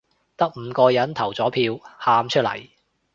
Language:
Cantonese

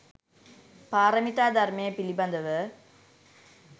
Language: Sinhala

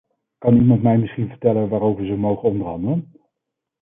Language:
Dutch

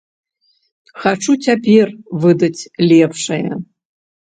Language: Belarusian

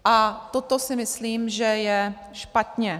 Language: Czech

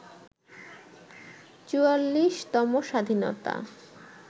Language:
Bangla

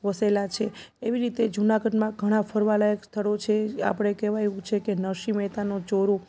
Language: Gujarati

